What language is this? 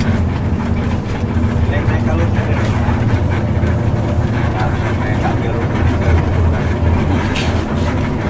Indonesian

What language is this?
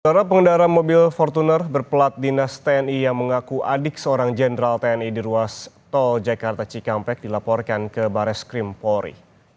Indonesian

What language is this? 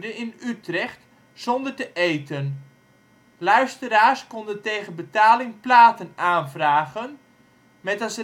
Dutch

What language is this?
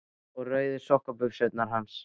Icelandic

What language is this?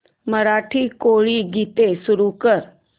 Marathi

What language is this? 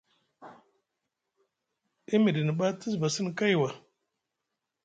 Musgu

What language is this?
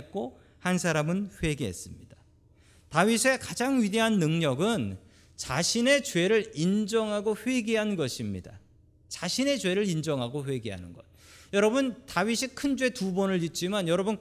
Korean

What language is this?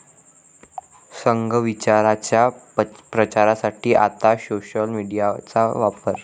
Marathi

